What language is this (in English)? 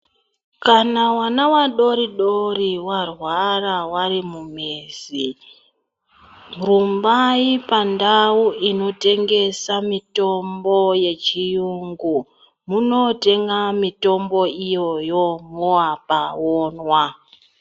Ndau